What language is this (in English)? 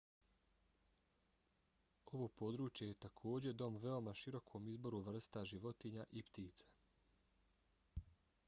Bosnian